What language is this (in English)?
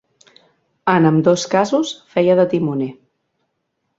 Catalan